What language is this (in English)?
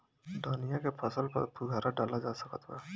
Bhojpuri